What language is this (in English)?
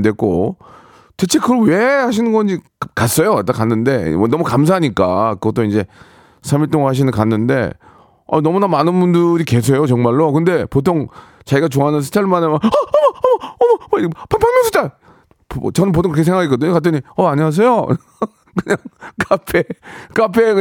Korean